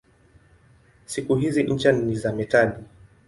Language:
Swahili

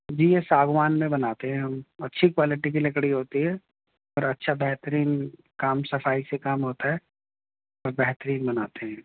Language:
Urdu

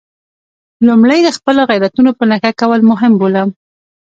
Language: Pashto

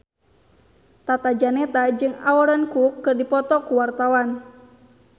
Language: Sundanese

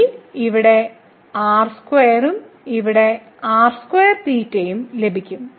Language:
Malayalam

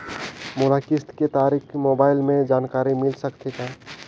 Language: Chhattisgarhi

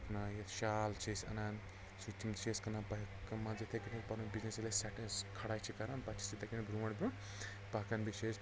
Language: Kashmiri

